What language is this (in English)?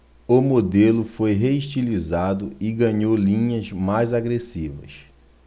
Portuguese